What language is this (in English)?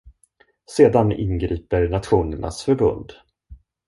Swedish